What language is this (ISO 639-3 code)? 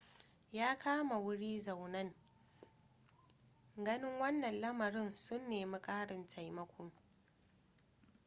hau